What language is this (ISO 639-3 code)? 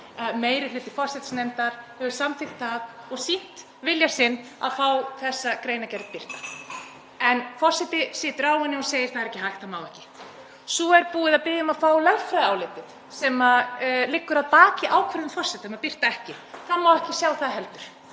isl